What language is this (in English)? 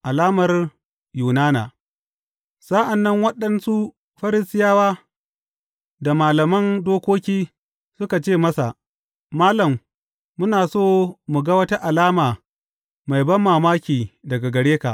Hausa